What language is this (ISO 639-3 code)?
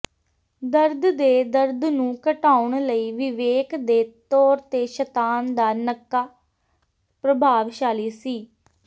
pan